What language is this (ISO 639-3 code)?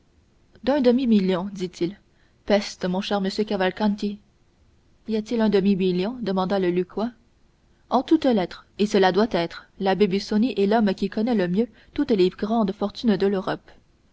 fra